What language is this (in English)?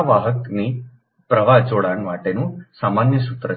Gujarati